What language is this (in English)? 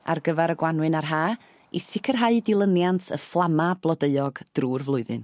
Welsh